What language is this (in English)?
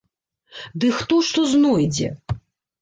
Belarusian